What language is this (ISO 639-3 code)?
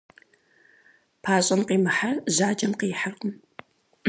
kbd